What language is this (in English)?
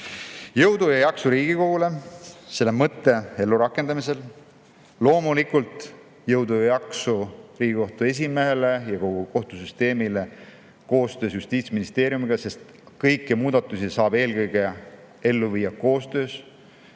Estonian